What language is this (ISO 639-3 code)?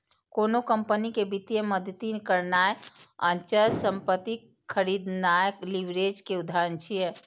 mai